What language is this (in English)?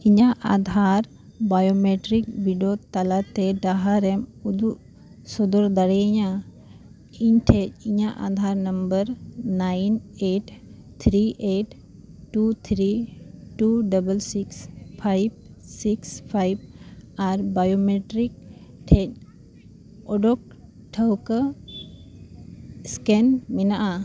Santali